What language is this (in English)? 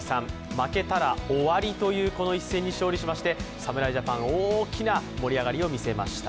Japanese